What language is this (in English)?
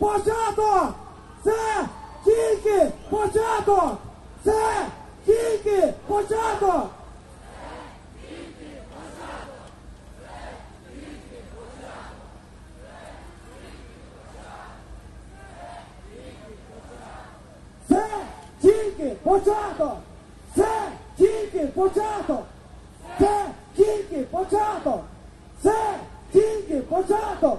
Ukrainian